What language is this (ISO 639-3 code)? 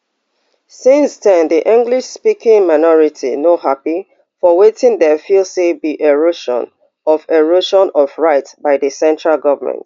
pcm